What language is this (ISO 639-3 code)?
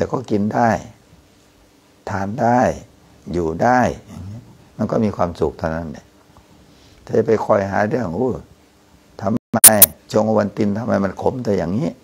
tha